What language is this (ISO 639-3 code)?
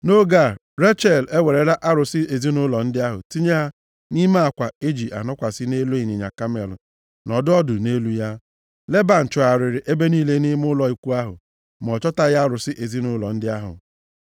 ibo